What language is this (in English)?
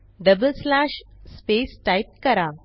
Marathi